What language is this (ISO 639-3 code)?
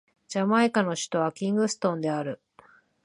jpn